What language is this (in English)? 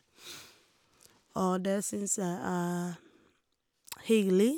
Norwegian